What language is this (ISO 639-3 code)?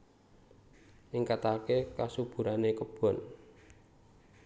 jav